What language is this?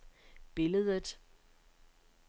Danish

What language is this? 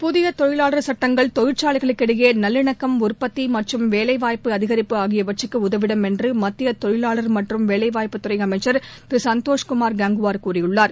Tamil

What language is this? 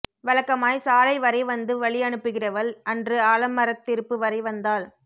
Tamil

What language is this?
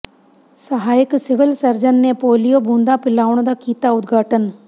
Punjabi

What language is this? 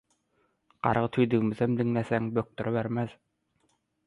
Turkmen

